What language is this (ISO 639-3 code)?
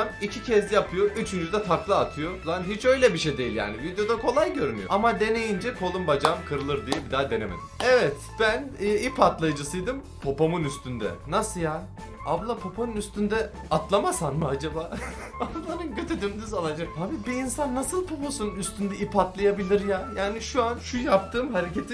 tur